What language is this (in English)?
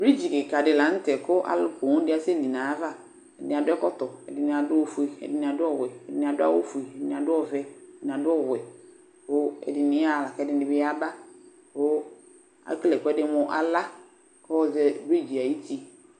Ikposo